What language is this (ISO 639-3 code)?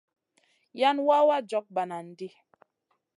mcn